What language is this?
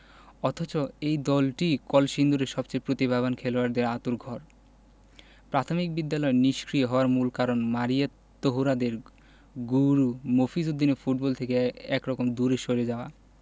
Bangla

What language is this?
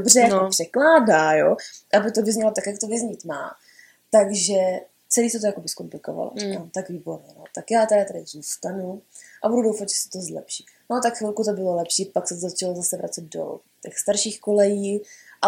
Czech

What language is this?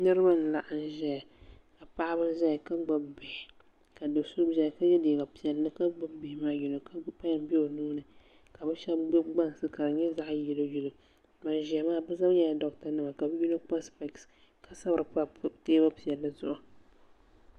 Dagbani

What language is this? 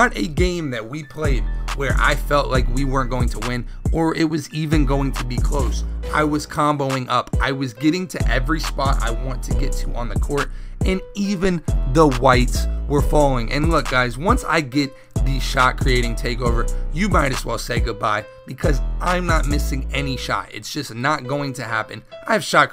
English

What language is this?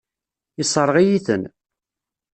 Kabyle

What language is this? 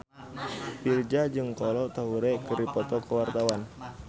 Sundanese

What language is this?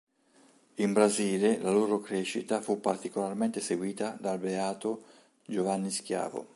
Italian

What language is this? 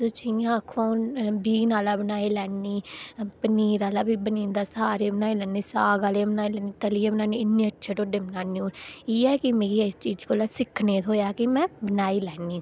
Dogri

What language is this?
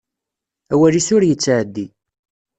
Kabyle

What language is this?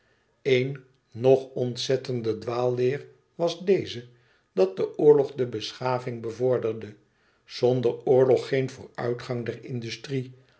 Dutch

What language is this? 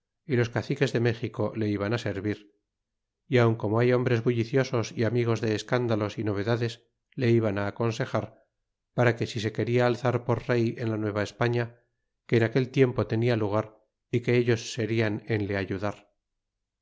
Spanish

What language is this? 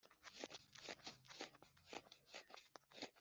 Kinyarwanda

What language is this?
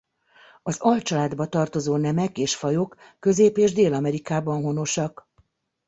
Hungarian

